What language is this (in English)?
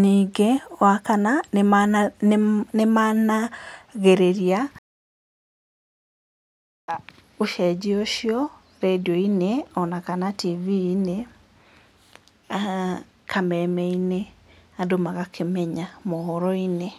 Kikuyu